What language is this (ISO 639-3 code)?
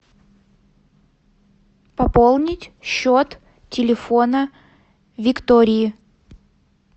rus